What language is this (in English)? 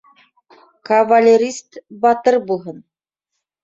Bashkir